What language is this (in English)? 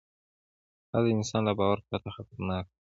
Pashto